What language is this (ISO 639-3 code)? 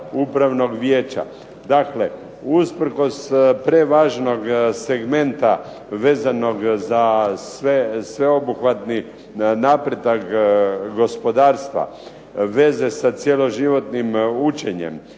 hrv